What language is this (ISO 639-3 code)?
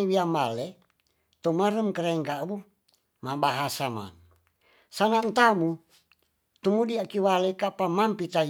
txs